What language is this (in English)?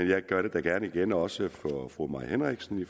Danish